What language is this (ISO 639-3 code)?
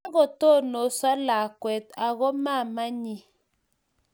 kln